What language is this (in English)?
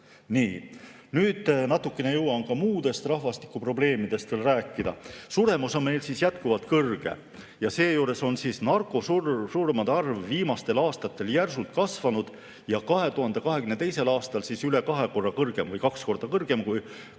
Estonian